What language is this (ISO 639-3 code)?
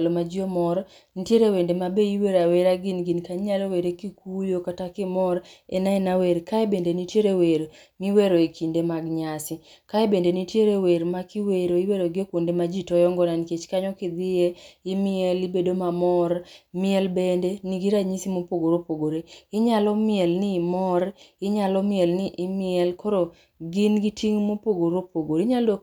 luo